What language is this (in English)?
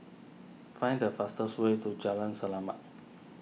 English